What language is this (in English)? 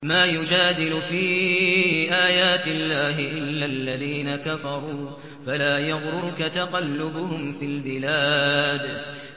Arabic